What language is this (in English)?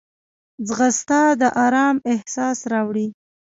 Pashto